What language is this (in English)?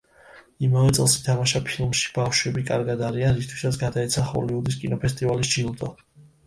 Georgian